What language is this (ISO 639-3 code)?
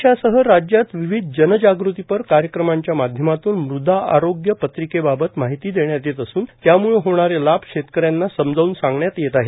mar